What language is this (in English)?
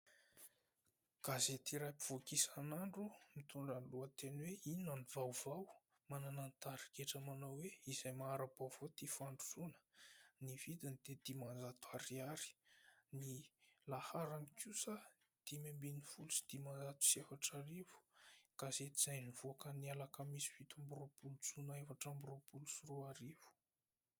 Malagasy